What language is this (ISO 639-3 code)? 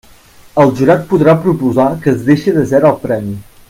cat